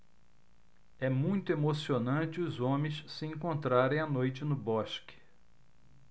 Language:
Portuguese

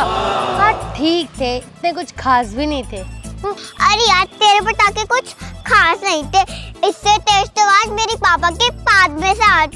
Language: Hindi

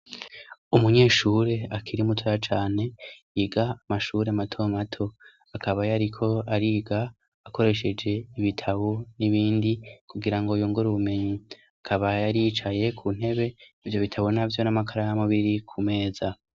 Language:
Rundi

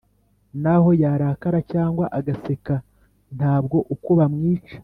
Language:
Kinyarwanda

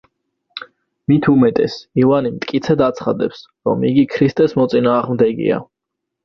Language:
Georgian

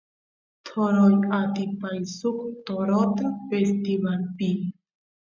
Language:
Santiago del Estero Quichua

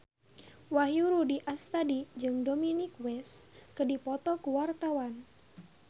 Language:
Sundanese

